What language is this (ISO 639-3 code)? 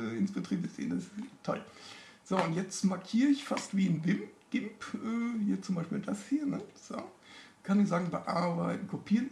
deu